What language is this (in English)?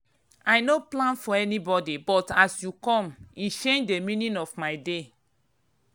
Nigerian Pidgin